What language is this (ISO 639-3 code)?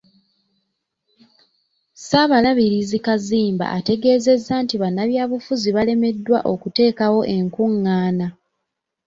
lug